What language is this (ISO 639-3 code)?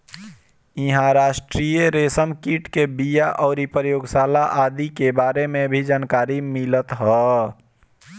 bho